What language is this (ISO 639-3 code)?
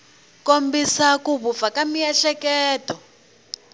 tso